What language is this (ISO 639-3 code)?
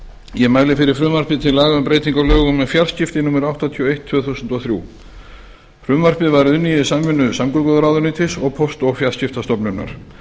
isl